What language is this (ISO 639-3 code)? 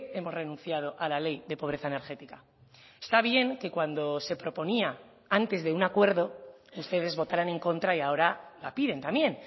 spa